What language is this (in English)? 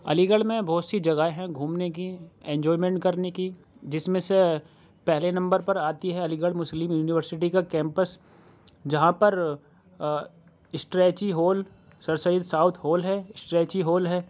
Urdu